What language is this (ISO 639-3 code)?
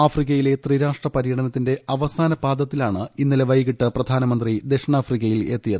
mal